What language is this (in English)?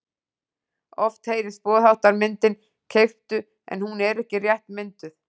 Icelandic